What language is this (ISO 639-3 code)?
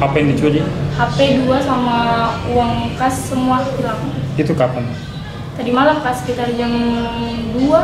ind